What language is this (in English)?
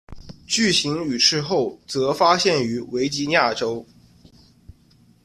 Chinese